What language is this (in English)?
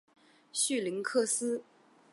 Chinese